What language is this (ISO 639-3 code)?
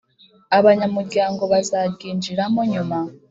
kin